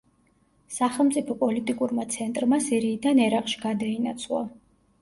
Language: Georgian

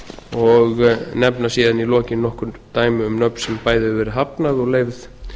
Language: Icelandic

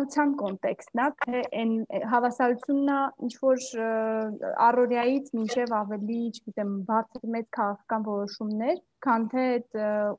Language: Romanian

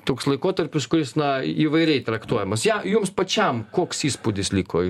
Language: Lithuanian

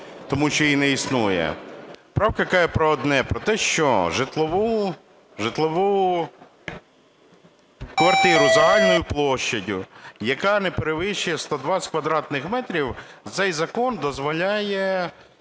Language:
Ukrainian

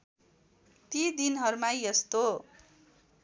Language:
Nepali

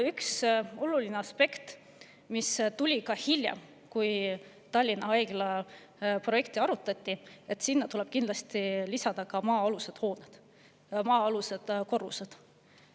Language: Estonian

